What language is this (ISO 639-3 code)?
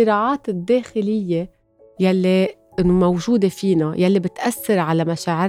ara